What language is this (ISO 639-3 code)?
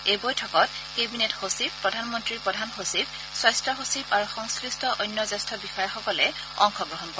asm